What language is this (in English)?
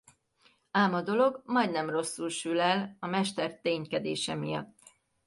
Hungarian